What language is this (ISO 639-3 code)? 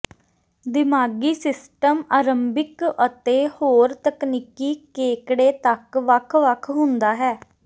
pan